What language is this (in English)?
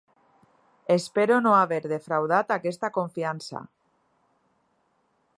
Catalan